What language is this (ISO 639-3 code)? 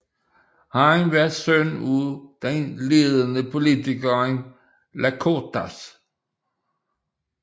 dan